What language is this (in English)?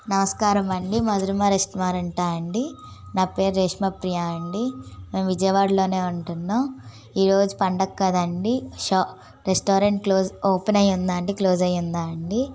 Telugu